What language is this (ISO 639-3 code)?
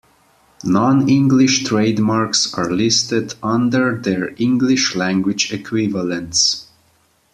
eng